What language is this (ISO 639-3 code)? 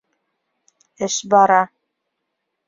bak